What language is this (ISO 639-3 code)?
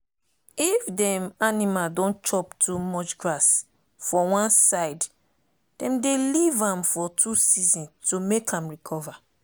pcm